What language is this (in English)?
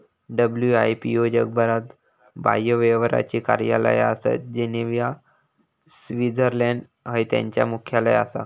Marathi